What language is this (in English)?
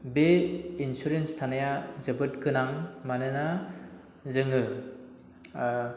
Bodo